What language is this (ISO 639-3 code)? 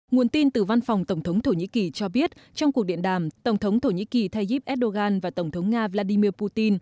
vie